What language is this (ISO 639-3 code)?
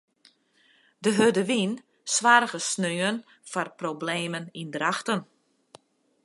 fry